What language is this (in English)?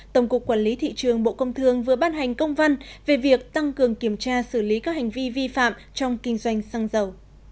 Vietnamese